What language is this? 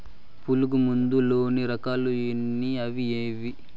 Telugu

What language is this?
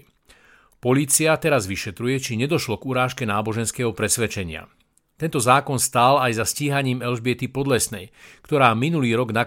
Slovak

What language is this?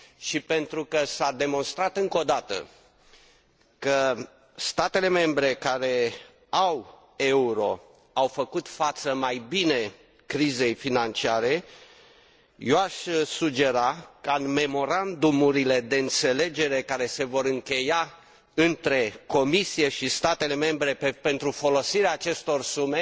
Romanian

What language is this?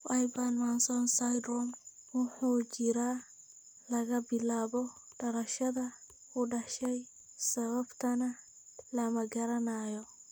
Somali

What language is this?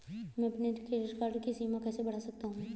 Hindi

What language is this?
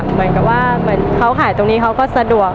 Thai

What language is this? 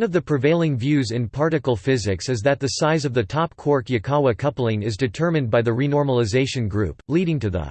English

